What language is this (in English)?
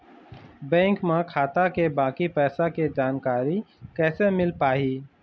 Chhattisgarhi